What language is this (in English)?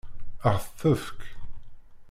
Kabyle